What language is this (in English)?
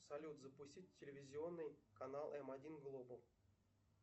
Russian